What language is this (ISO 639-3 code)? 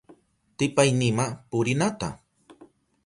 qup